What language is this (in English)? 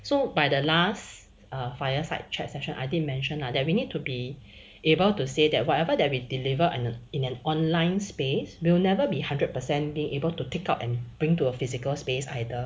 English